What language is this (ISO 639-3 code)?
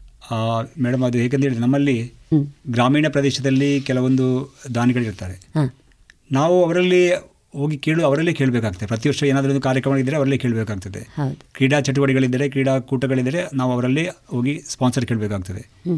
kan